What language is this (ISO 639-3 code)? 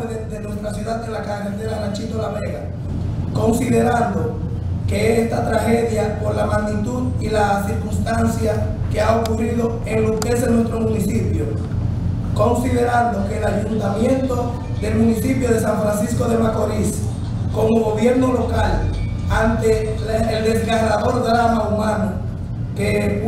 spa